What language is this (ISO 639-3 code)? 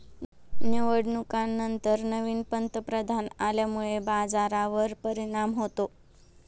mar